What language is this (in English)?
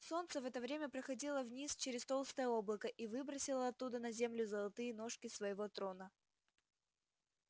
Russian